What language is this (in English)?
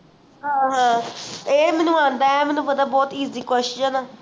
Punjabi